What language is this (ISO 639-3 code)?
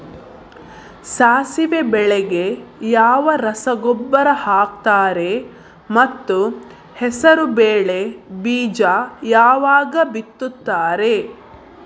kan